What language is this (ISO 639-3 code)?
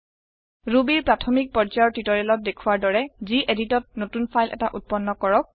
asm